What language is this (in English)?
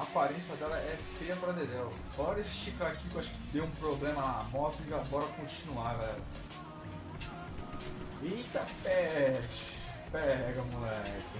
Portuguese